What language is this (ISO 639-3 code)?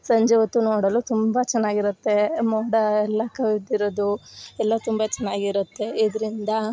kan